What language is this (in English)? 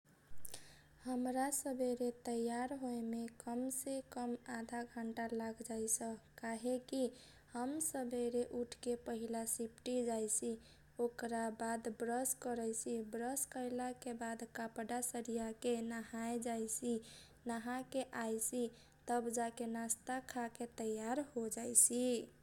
Kochila Tharu